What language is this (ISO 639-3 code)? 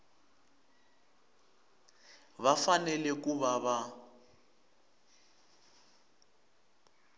tso